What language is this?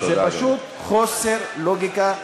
Hebrew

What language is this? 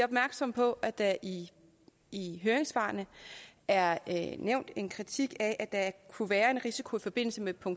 Danish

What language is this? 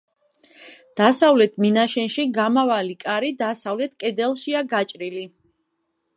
Georgian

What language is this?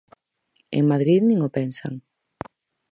Galician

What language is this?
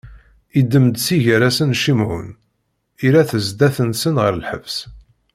Kabyle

